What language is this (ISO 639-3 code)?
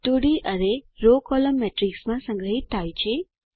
guj